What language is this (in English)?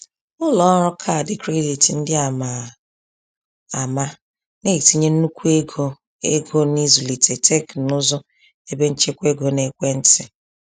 Igbo